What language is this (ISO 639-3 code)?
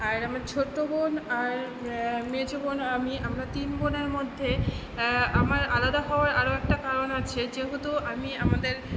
ben